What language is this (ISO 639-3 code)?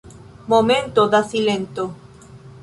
epo